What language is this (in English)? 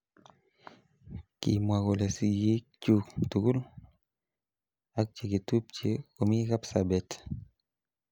Kalenjin